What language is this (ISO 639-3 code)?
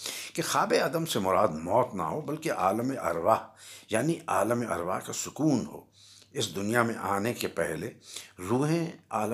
urd